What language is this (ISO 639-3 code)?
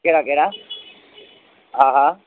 snd